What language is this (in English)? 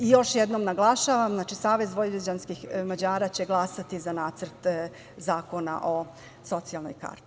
Serbian